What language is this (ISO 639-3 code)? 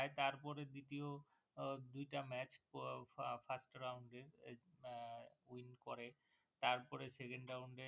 ben